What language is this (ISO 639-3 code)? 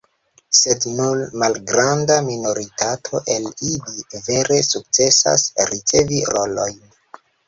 epo